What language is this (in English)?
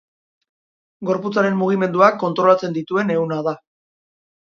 Basque